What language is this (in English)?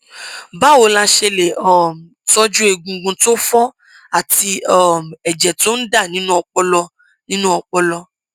Yoruba